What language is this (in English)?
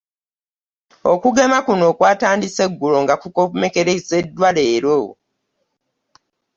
Ganda